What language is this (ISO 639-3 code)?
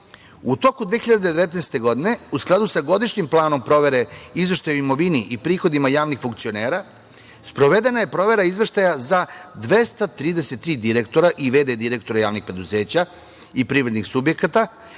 srp